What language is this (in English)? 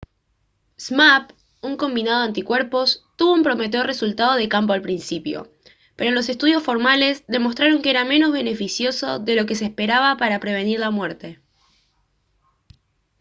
Spanish